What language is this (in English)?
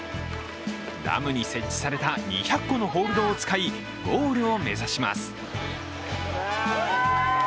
Japanese